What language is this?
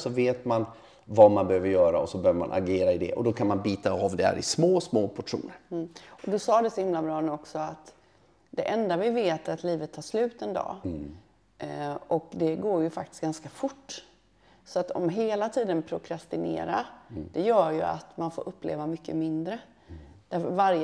Swedish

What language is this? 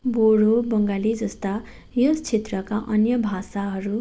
Nepali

